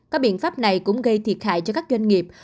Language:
Vietnamese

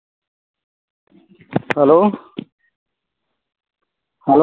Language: Santali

